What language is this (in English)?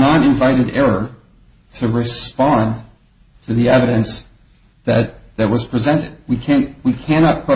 English